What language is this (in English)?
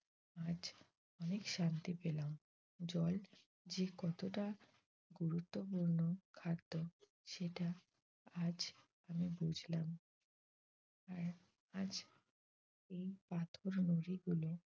Bangla